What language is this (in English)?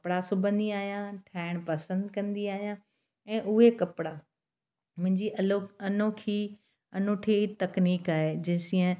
Sindhi